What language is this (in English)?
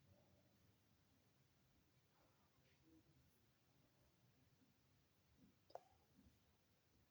Luo (Kenya and Tanzania)